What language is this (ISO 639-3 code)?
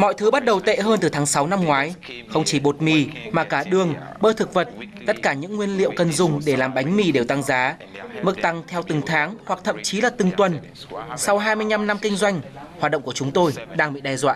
vie